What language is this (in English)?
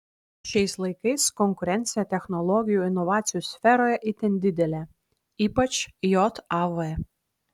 Lithuanian